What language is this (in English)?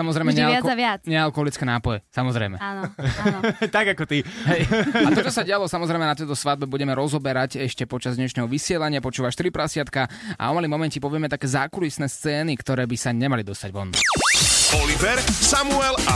Slovak